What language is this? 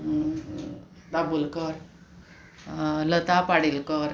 Konkani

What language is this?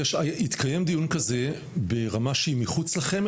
Hebrew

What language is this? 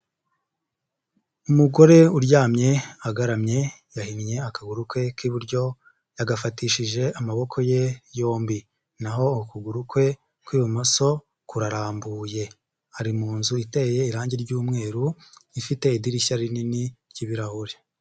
Kinyarwanda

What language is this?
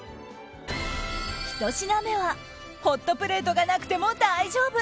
Japanese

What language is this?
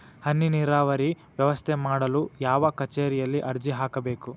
Kannada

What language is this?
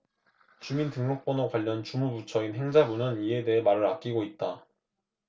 Korean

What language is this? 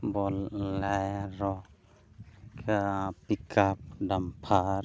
Santali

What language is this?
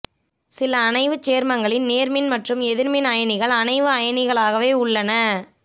Tamil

